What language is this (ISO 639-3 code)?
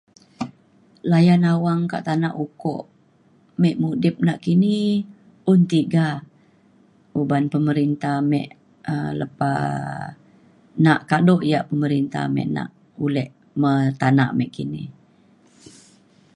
xkl